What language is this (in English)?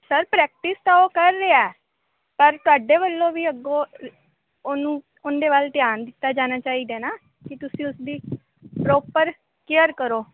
Punjabi